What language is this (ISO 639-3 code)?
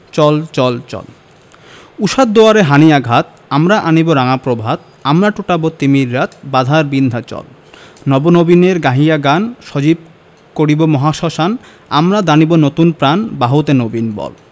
ben